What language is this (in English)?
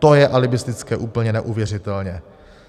Czech